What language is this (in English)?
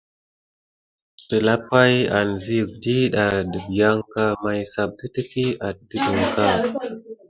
Gidar